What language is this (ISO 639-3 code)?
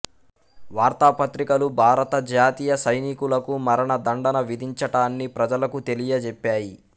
tel